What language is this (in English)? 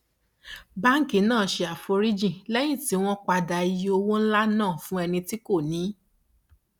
Yoruba